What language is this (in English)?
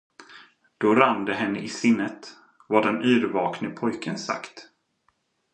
Swedish